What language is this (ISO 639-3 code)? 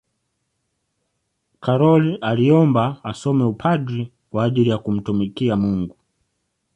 swa